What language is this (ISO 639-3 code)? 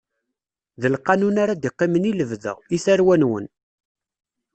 kab